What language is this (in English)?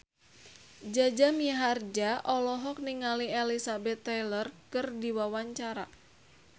Sundanese